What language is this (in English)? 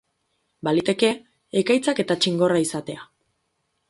Basque